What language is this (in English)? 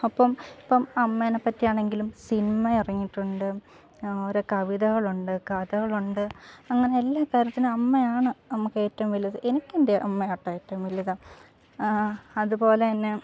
Malayalam